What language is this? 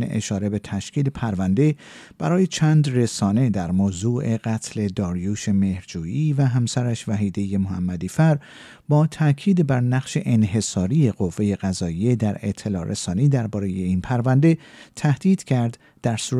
Persian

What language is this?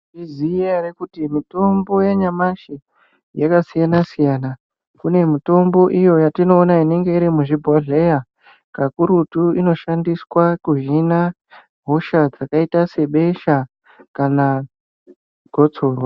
Ndau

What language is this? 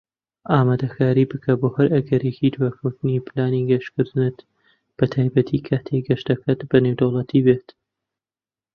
Central Kurdish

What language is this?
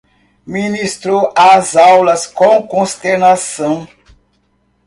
Portuguese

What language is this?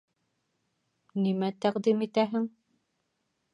Bashkir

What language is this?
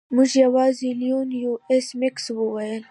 Pashto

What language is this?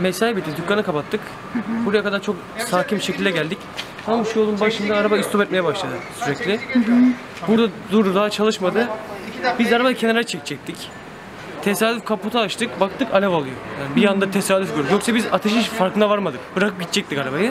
Turkish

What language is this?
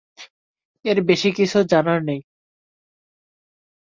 Bangla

